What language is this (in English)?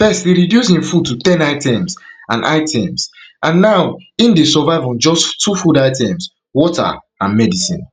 Nigerian Pidgin